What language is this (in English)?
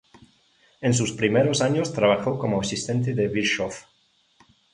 Spanish